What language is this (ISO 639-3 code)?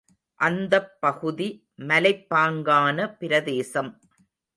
tam